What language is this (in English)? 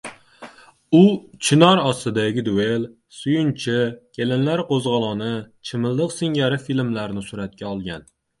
Uzbek